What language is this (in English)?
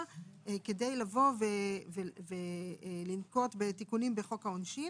Hebrew